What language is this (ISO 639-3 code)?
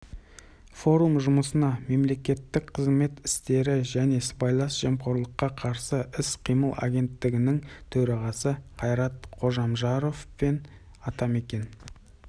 kaz